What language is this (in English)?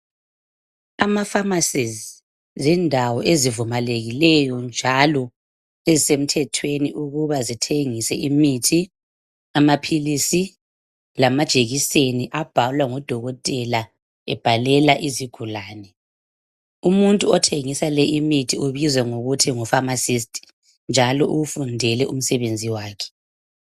North Ndebele